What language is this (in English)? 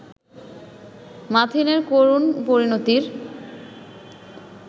Bangla